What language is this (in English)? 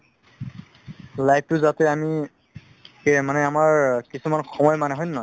Assamese